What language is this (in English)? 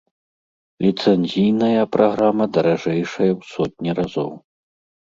Belarusian